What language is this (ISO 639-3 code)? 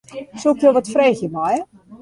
fry